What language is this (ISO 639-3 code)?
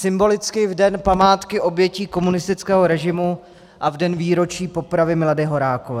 ces